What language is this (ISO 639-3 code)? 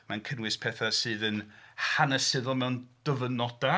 cym